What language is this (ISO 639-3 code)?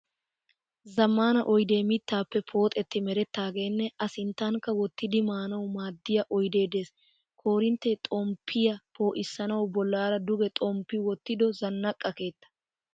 wal